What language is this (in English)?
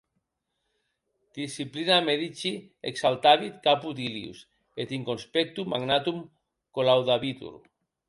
Occitan